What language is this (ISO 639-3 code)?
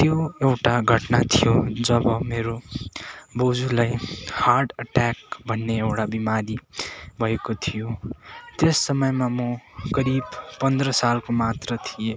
nep